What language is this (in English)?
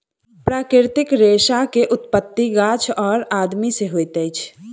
Maithili